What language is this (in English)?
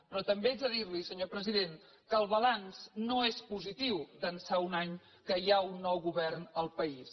Catalan